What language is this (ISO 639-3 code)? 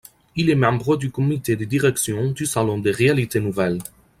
fra